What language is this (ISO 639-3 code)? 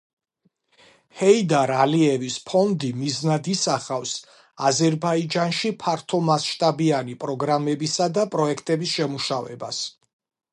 kat